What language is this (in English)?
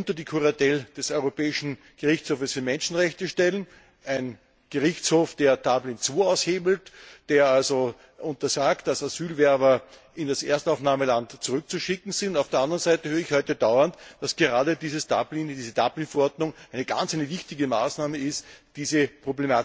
German